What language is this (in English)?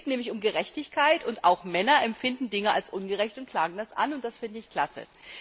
German